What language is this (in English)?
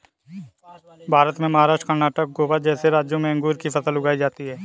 Hindi